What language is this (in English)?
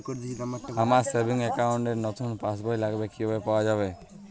Bangla